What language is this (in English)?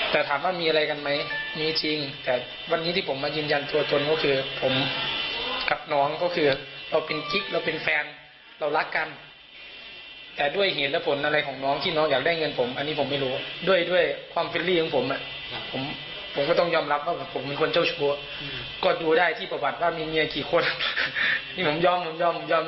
Thai